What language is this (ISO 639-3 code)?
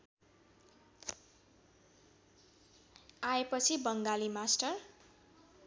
nep